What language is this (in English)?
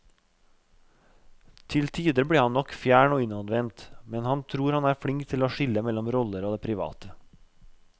Norwegian